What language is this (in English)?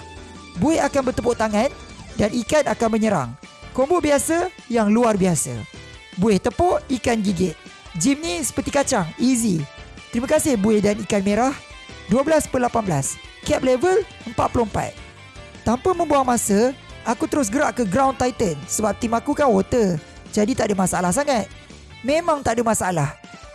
Malay